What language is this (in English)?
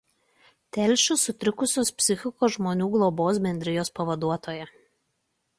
Lithuanian